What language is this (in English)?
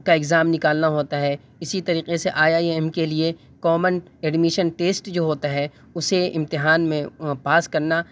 Urdu